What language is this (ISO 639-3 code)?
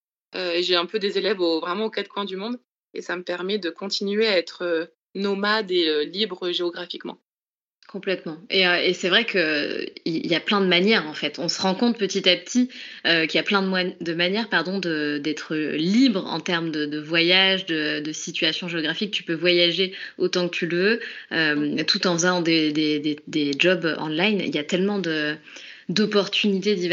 fra